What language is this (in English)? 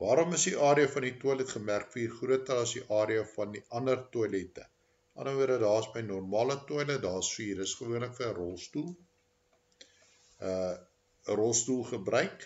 Dutch